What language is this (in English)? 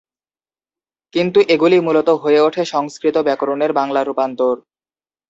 Bangla